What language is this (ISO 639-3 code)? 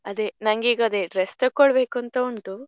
kan